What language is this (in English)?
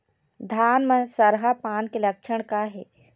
Chhattisgarhi